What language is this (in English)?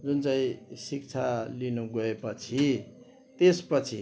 Nepali